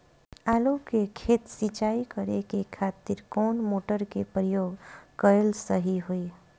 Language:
Bhojpuri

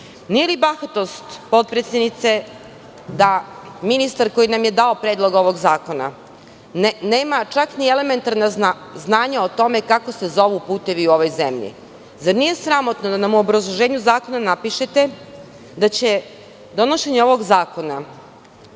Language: Serbian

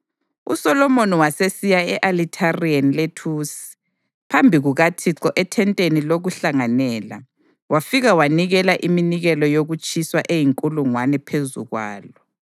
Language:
North Ndebele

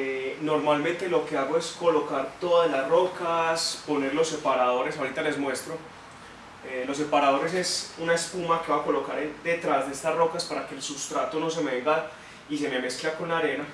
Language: Spanish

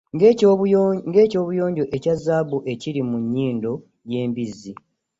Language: Ganda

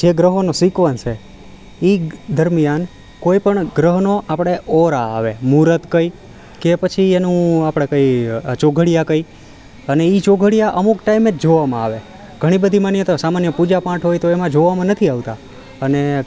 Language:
Gujarati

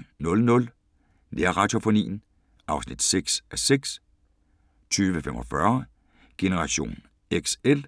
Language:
Danish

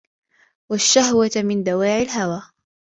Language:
Arabic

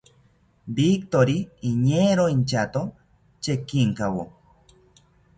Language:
South Ucayali Ashéninka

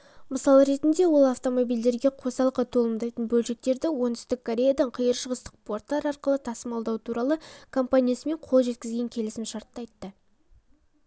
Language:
Kazakh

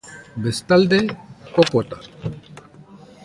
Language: Basque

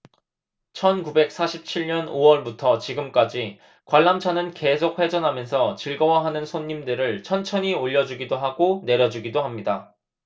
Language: Korean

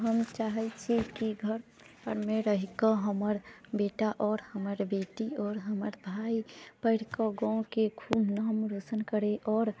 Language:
Maithili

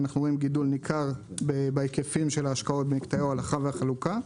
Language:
Hebrew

